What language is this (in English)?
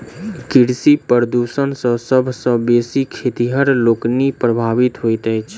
Maithili